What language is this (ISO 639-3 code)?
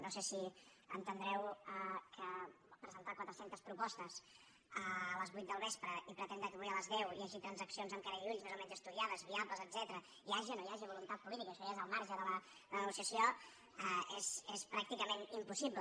cat